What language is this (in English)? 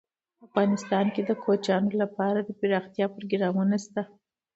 Pashto